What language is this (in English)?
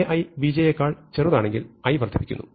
Malayalam